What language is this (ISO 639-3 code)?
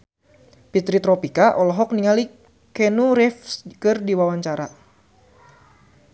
sun